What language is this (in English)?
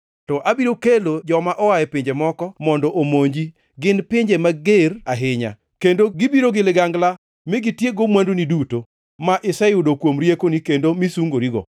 Luo (Kenya and Tanzania)